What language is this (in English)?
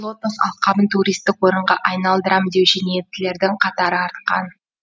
Kazakh